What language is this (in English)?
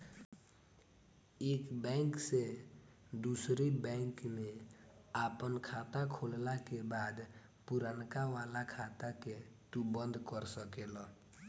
Bhojpuri